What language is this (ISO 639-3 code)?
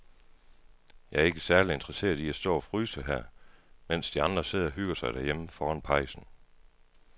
dan